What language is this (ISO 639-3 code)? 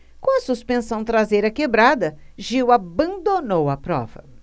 por